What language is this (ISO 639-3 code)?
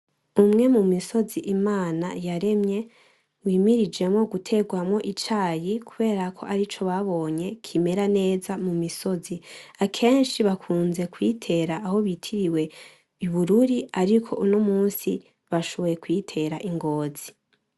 run